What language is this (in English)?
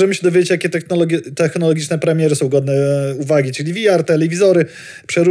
Polish